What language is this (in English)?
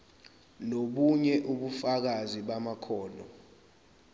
Zulu